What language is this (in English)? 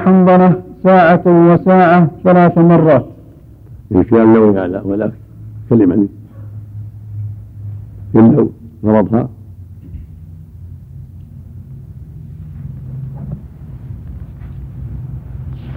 Arabic